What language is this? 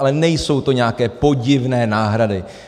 Czech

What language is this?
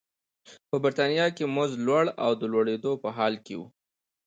Pashto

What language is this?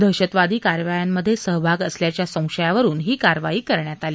Marathi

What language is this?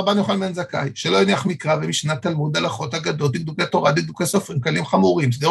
Hebrew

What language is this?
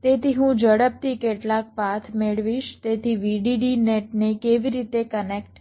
Gujarati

